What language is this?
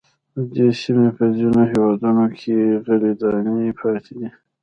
Pashto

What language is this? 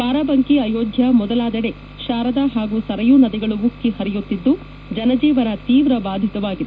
Kannada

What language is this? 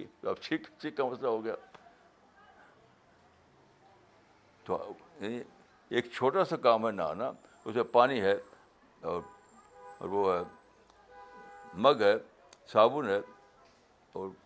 Urdu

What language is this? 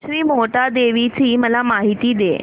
Marathi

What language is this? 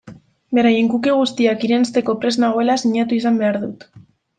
Basque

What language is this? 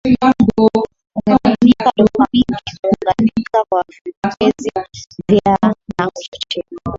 Swahili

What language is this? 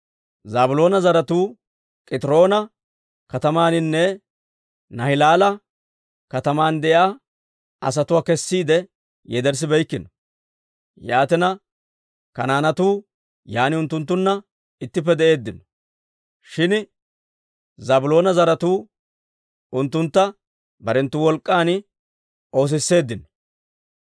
Dawro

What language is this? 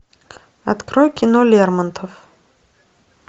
Russian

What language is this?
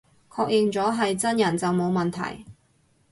Cantonese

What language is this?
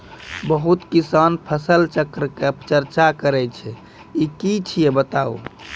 Maithili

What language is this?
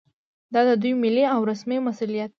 Pashto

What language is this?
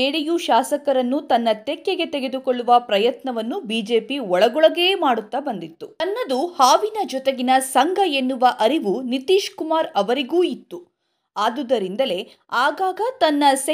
Kannada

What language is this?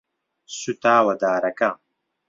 Central Kurdish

